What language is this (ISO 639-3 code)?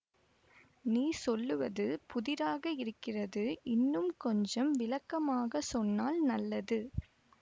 tam